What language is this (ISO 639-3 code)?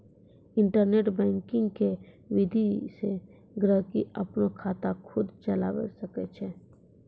mai